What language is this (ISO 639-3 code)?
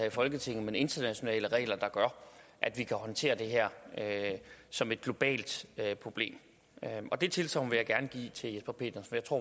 dan